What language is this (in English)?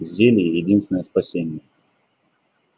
Russian